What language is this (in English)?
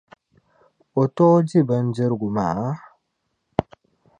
Dagbani